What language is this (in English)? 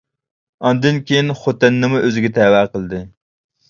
Uyghur